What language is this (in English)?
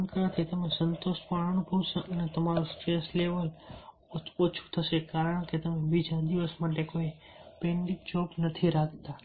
Gujarati